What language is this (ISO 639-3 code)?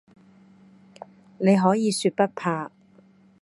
yue